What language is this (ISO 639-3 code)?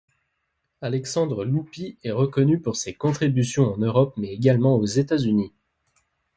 fra